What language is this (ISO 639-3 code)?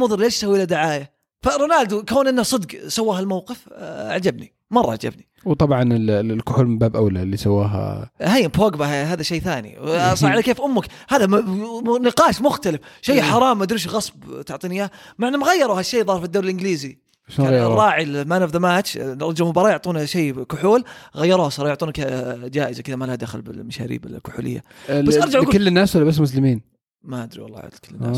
ara